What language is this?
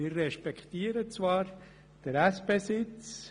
Swiss German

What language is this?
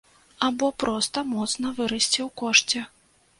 Belarusian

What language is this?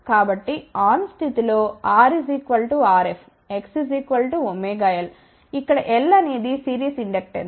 Telugu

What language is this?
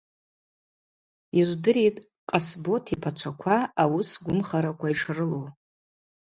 Abaza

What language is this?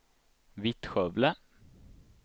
Swedish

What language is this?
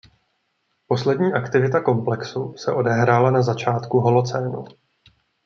Czech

